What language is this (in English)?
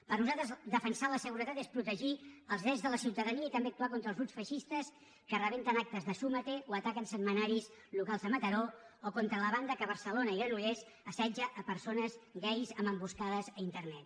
Catalan